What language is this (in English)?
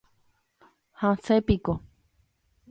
Guarani